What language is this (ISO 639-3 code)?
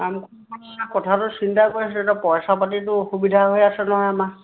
asm